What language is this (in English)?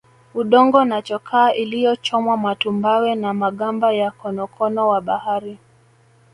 Swahili